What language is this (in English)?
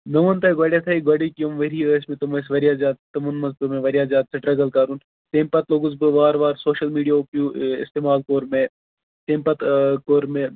Kashmiri